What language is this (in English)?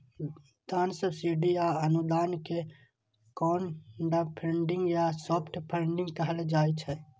Maithili